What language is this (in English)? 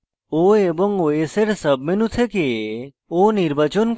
Bangla